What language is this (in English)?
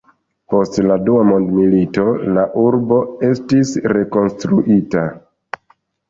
Esperanto